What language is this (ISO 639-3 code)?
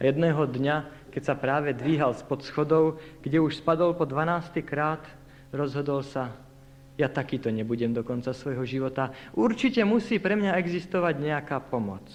slk